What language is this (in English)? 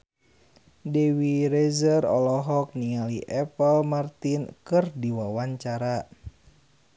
Sundanese